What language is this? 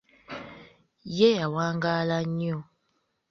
Ganda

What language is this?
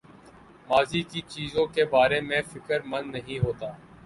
Urdu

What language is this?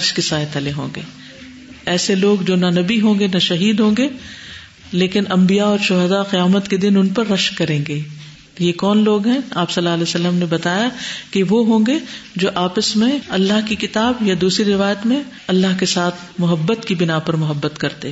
Urdu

